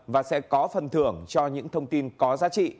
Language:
Vietnamese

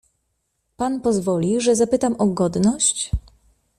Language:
Polish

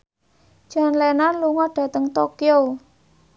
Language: Javanese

